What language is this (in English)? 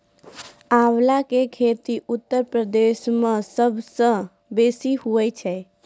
Maithili